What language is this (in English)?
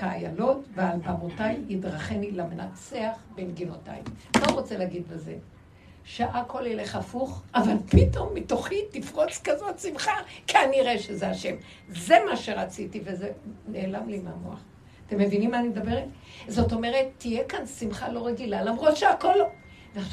Hebrew